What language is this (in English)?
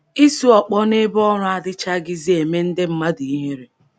Igbo